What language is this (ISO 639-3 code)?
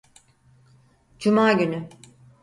tur